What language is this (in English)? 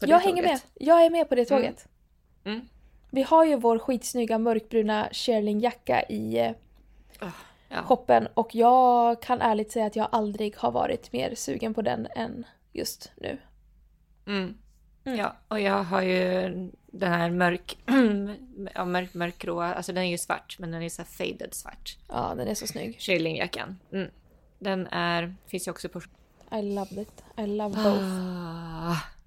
Swedish